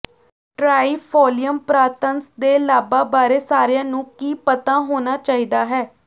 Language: Punjabi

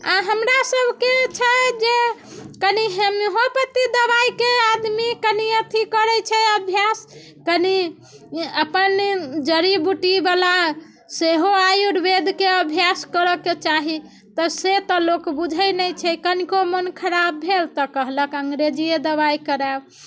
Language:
Maithili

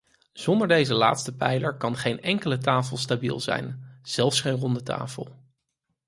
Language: Dutch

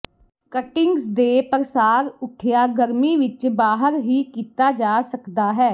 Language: Punjabi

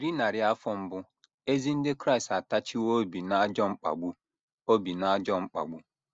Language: Igbo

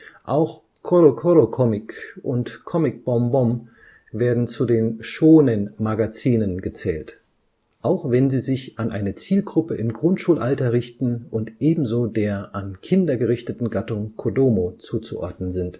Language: German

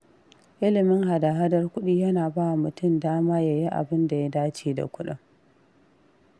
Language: Hausa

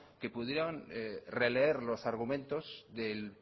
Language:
Spanish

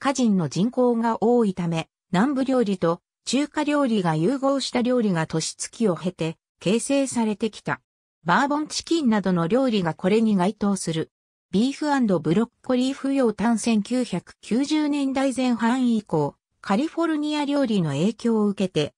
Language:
Japanese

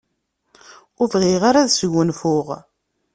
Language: Kabyle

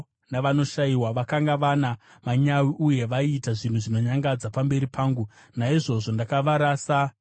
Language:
Shona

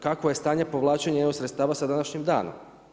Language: Croatian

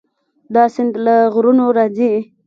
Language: Pashto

